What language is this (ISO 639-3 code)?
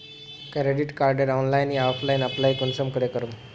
mag